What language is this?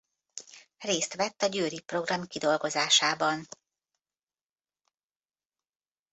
Hungarian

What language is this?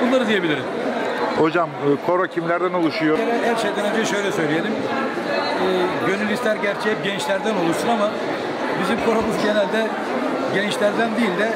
Turkish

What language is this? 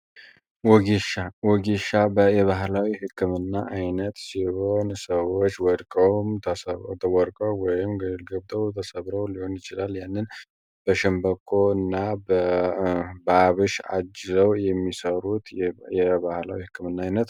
Amharic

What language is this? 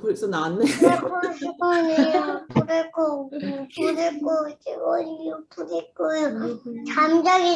Korean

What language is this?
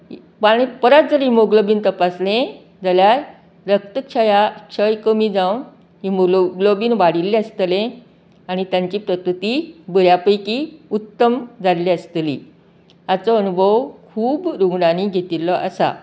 Konkani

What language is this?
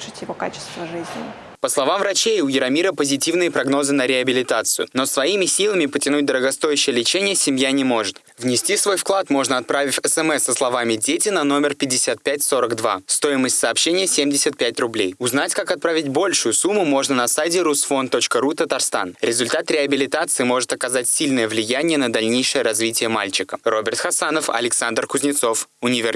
Russian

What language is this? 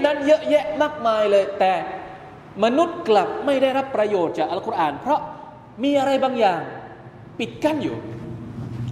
Thai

